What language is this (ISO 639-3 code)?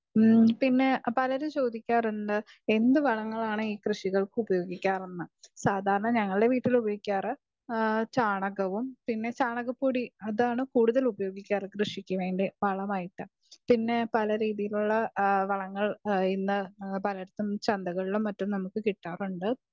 mal